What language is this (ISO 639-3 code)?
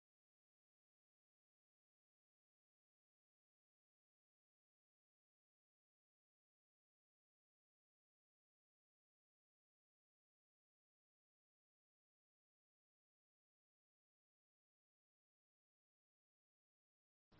mar